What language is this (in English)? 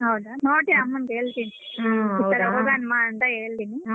Kannada